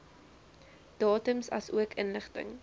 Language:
Afrikaans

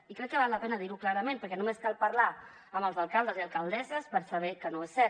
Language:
Catalan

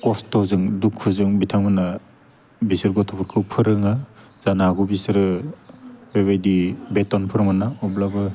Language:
Bodo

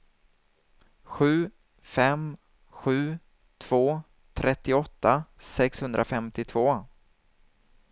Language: Swedish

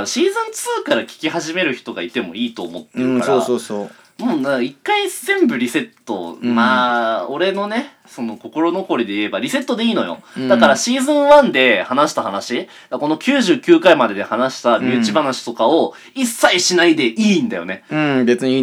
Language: Japanese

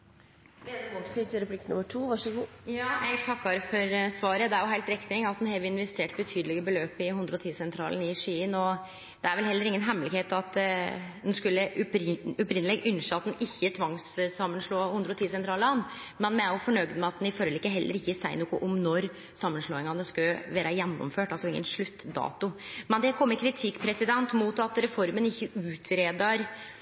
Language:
Norwegian Nynorsk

